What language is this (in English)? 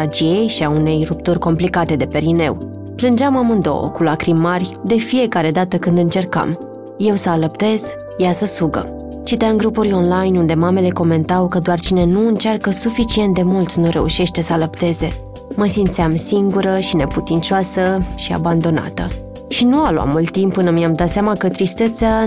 Romanian